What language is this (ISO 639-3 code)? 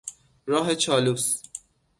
fas